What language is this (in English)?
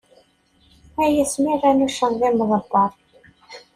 Kabyle